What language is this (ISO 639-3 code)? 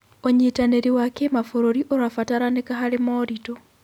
kik